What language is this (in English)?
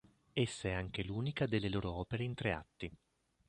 Italian